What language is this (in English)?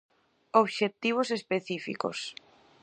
Galician